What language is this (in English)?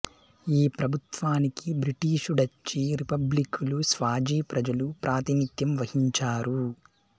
Telugu